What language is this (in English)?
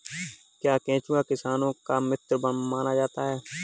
Hindi